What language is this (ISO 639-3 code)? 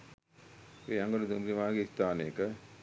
sin